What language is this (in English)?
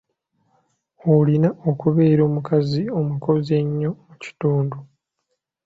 Ganda